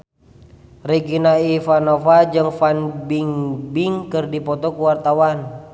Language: Sundanese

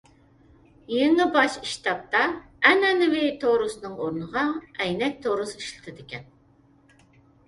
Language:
Uyghur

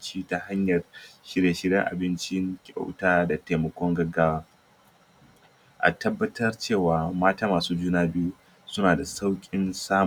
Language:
Hausa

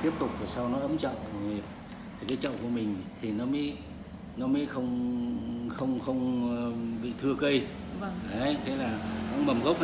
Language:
Vietnamese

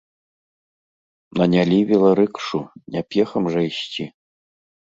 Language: Belarusian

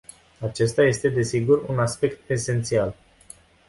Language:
Romanian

